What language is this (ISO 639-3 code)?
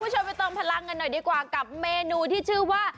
tha